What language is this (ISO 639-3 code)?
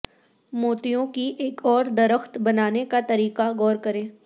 urd